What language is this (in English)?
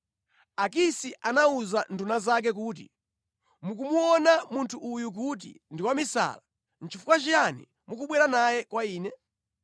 Nyanja